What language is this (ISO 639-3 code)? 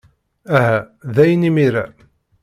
kab